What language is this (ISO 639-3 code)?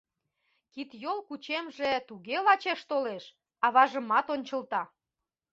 chm